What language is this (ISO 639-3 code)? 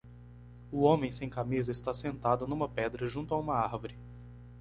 por